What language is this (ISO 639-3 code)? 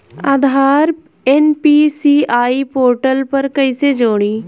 bho